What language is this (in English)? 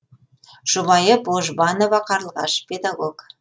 Kazakh